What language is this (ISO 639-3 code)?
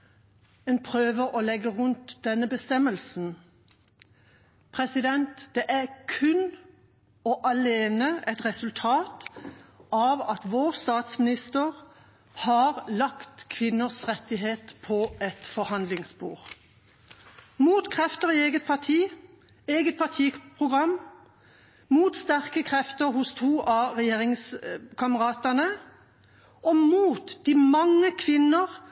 nob